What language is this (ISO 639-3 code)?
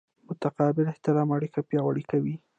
pus